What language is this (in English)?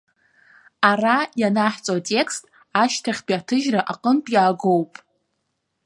Abkhazian